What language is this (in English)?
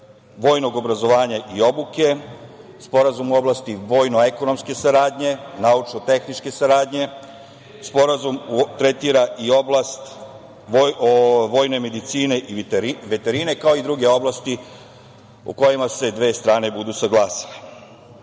Serbian